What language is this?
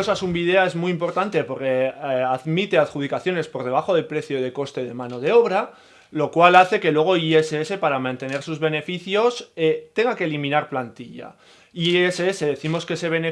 Spanish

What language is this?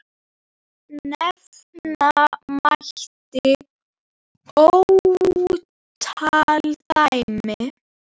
Icelandic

